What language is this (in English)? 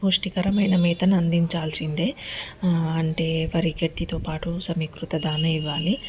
Telugu